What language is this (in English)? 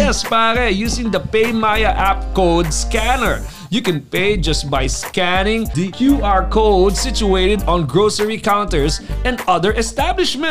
Filipino